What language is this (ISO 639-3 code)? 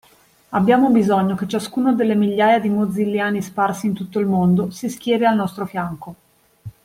ita